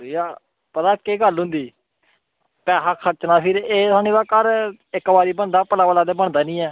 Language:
Dogri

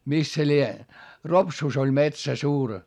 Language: Finnish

